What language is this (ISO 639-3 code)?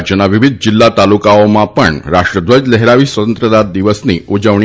guj